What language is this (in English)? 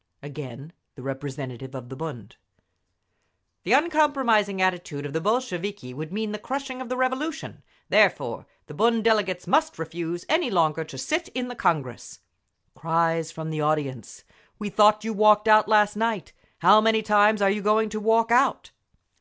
English